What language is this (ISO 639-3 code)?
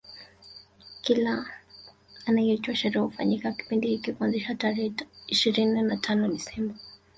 swa